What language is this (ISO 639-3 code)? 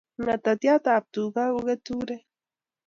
kln